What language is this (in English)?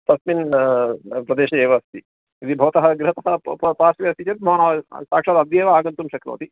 Sanskrit